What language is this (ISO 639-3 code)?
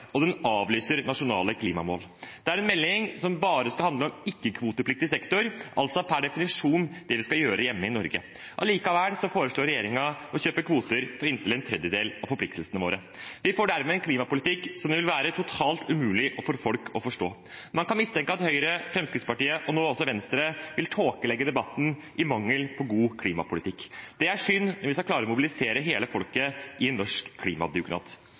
nob